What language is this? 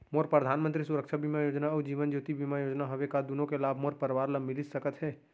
Chhattisgarhi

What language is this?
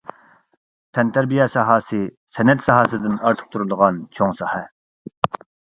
Uyghur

